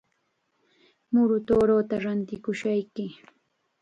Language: Chiquián Ancash Quechua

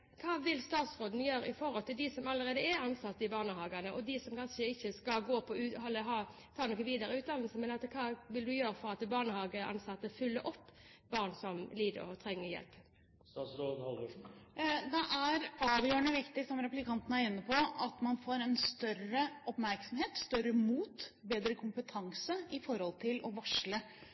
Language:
Norwegian Bokmål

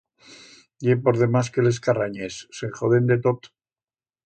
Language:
Aragonese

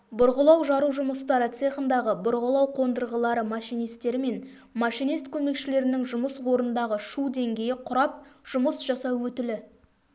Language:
Kazakh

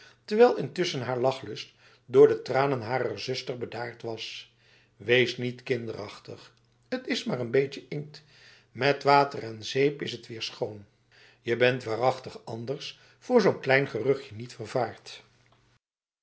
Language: Dutch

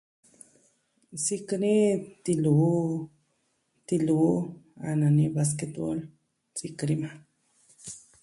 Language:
Southwestern Tlaxiaco Mixtec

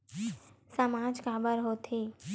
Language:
Chhattisgarhi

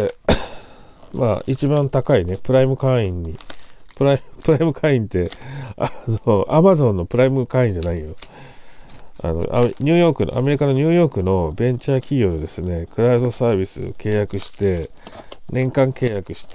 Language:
Japanese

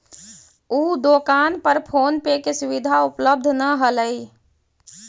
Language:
Magahi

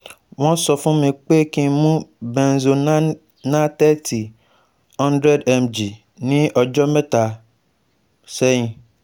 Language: Yoruba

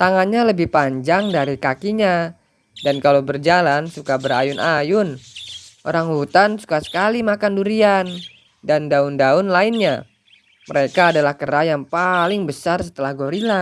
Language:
Indonesian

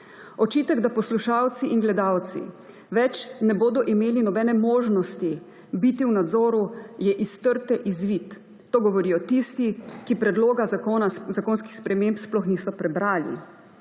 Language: Slovenian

